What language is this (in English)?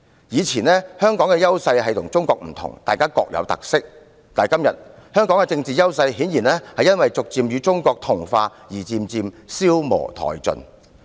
Cantonese